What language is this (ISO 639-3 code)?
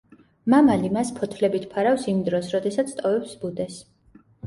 kat